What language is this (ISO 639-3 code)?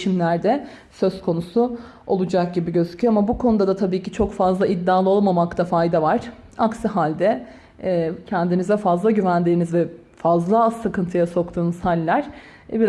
tur